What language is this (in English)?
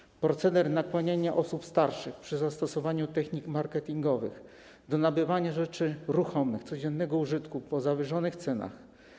Polish